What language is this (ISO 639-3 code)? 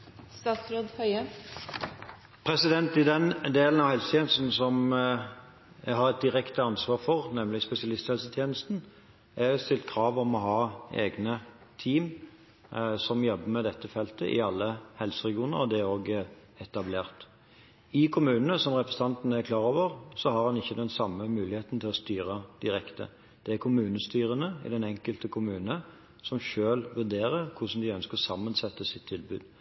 nor